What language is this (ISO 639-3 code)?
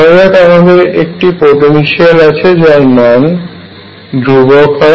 ben